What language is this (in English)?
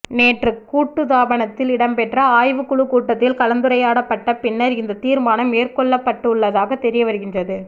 Tamil